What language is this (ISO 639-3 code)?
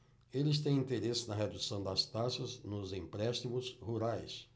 por